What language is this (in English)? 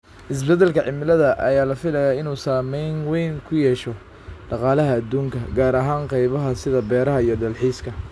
Somali